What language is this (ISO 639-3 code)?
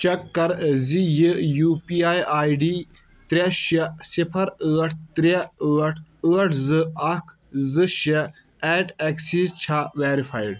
kas